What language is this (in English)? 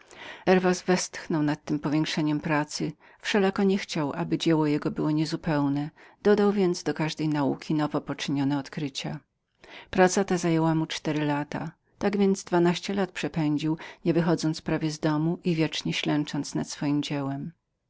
Polish